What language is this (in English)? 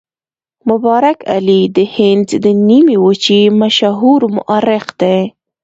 Pashto